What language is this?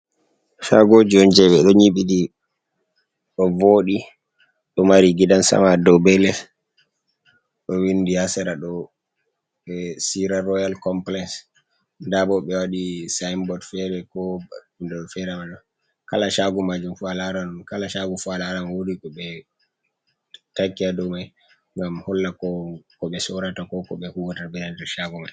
Fula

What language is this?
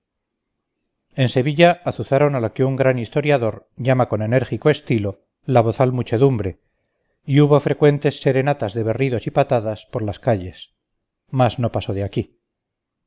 Spanish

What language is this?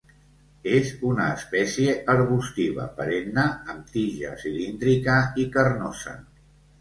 Catalan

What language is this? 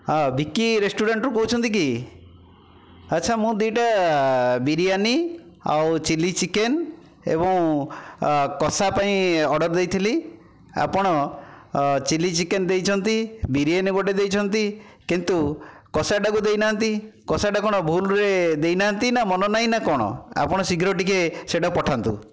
Odia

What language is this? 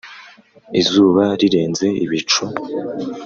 Kinyarwanda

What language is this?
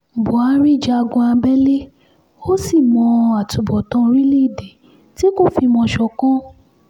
Yoruba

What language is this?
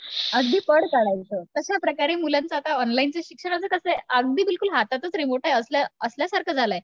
Marathi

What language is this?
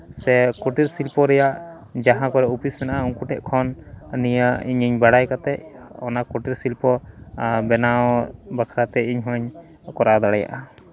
Santali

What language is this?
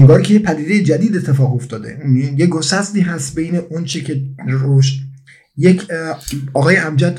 Persian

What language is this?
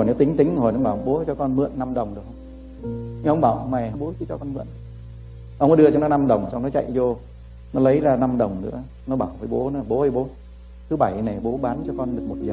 Vietnamese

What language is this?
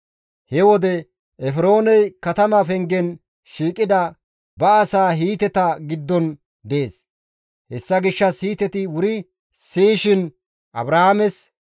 Gamo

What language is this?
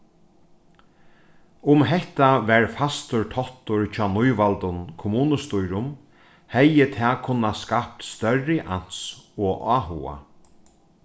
Faroese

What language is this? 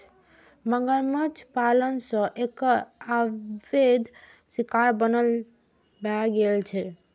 Maithili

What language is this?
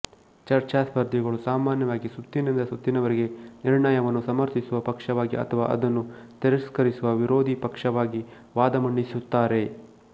Kannada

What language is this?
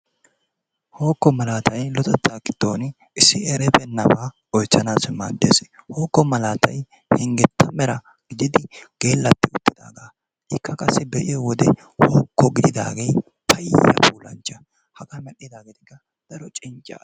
Wolaytta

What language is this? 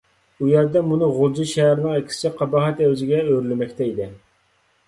Uyghur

